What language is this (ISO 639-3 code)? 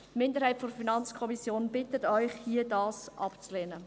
gsw